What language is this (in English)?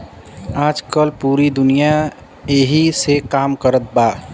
Bhojpuri